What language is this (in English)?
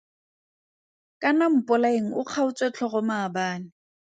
Tswana